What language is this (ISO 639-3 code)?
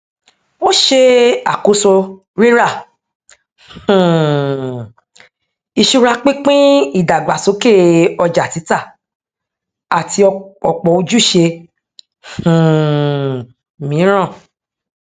yor